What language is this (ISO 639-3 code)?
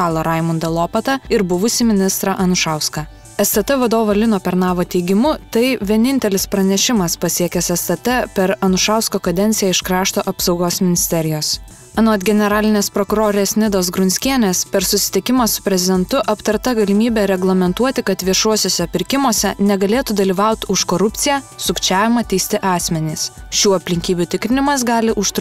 lit